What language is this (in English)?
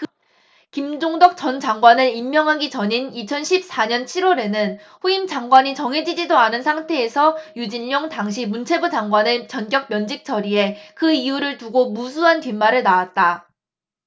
Korean